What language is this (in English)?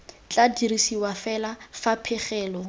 Tswana